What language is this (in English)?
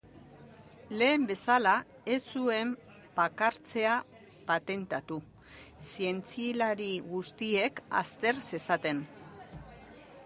Basque